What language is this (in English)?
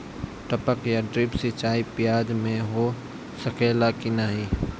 Bhojpuri